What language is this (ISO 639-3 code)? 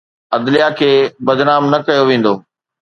snd